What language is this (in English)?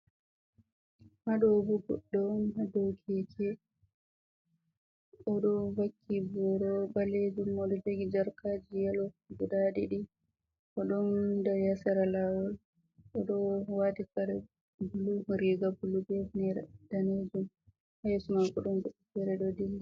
Fula